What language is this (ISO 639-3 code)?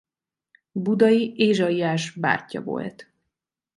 hun